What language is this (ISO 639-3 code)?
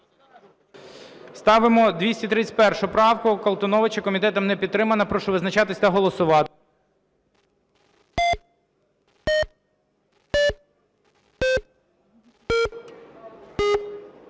ukr